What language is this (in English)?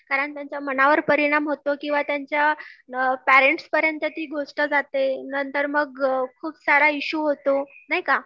Marathi